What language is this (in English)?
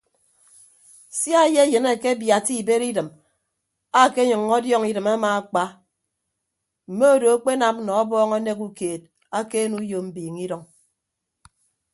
Ibibio